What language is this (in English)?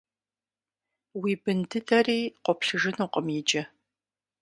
Kabardian